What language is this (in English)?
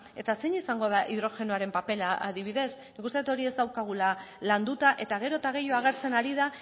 Basque